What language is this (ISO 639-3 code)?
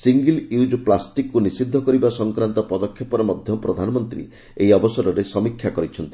ori